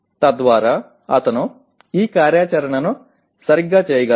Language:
Telugu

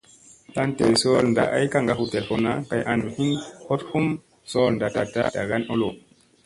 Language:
Musey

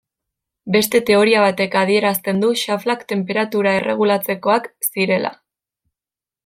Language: Basque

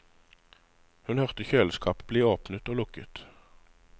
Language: Norwegian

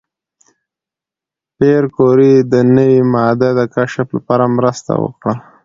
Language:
Pashto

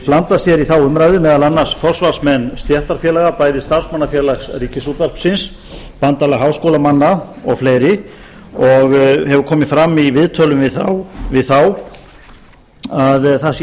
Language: Icelandic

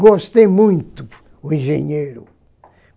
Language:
Portuguese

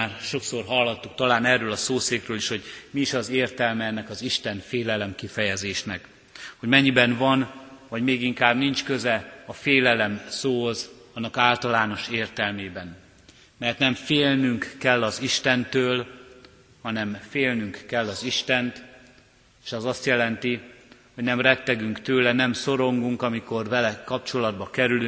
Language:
Hungarian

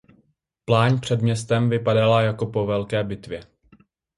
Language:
Czech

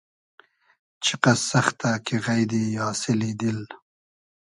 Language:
Hazaragi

